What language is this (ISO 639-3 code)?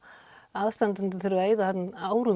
isl